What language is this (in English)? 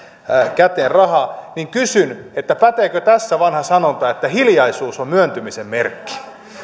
Finnish